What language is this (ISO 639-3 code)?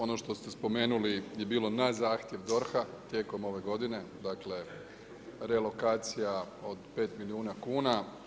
hrv